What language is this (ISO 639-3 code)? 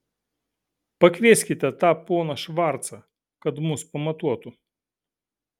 lit